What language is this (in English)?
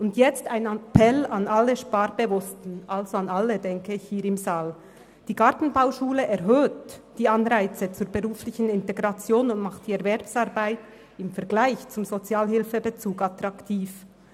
Swiss German